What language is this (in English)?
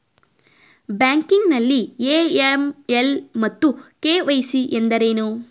Kannada